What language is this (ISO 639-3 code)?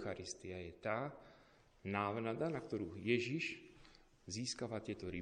slk